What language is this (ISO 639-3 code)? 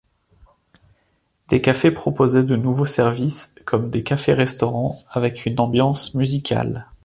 fra